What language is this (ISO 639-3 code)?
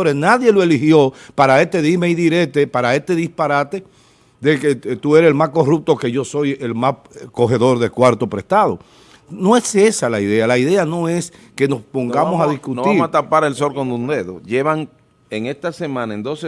spa